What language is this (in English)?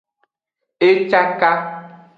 Aja (Benin)